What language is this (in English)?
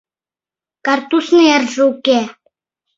Mari